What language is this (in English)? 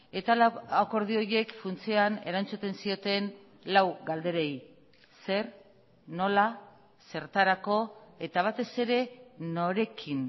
Basque